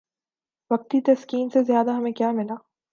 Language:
Urdu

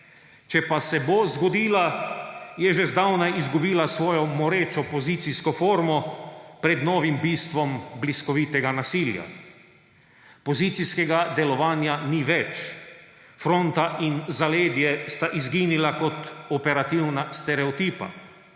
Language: Slovenian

